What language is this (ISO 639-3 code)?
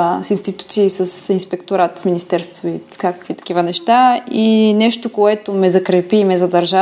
bul